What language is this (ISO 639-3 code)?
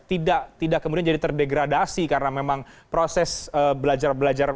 ind